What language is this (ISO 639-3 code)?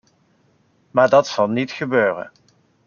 nld